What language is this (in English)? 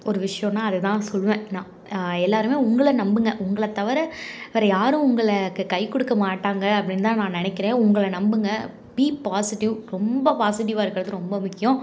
Tamil